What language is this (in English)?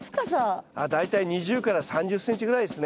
Japanese